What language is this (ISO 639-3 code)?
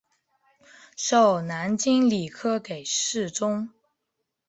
zho